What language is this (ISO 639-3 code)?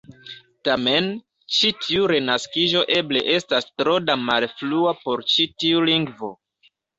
epo